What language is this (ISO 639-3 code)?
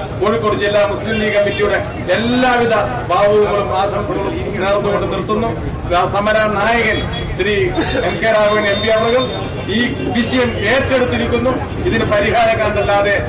mal